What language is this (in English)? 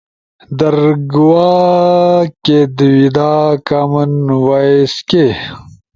Ushojo